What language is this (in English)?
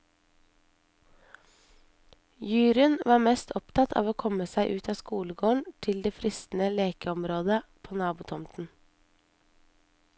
Norwegian